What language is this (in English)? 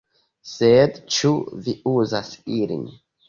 Esperanto